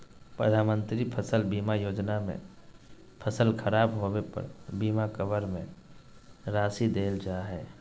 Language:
Magahi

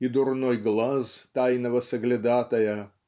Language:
Russian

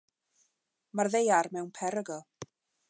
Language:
Welsh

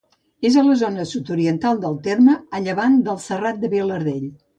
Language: Catalan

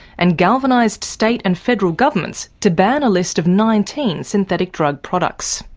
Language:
English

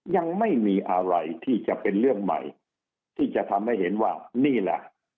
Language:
Thai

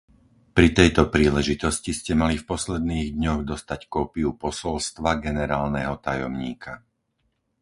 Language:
Slovak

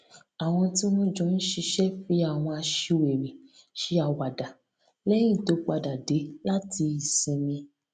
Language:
Yoruba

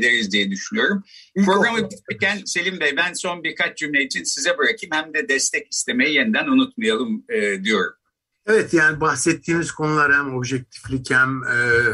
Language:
Turkish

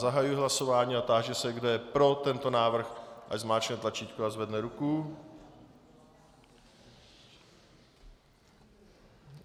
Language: Czech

